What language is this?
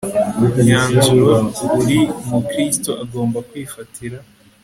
Kinyarwanda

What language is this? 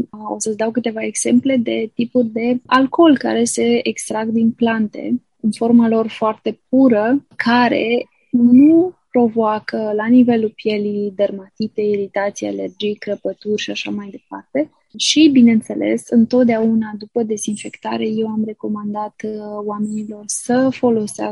Romanian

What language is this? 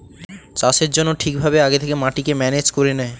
Bangla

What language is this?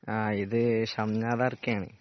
Malayalam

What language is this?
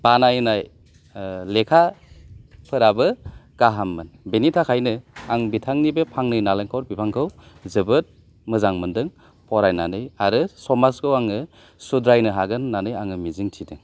Bodo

